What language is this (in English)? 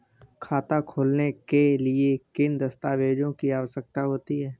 Hindi